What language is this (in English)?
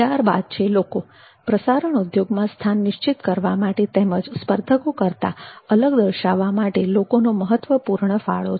Gujarati